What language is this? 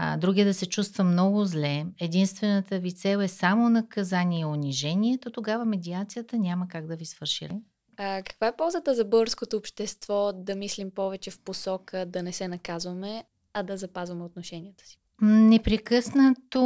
Bulgarian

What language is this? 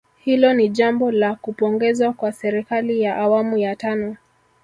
Swahili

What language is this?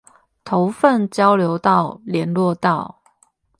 Chinese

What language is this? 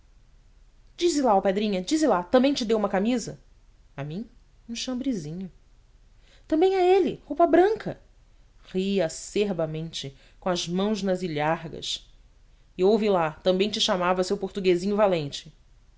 Portuguese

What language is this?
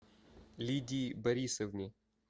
Russian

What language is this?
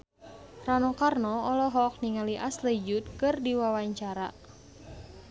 Sundanese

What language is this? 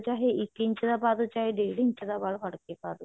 Punjabi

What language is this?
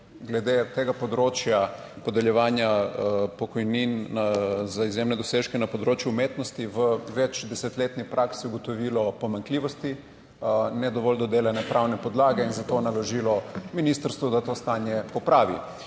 Slovenian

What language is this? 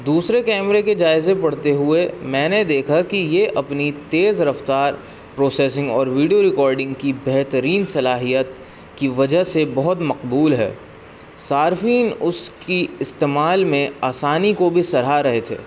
Urdu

